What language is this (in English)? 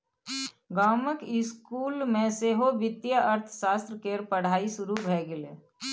Maithili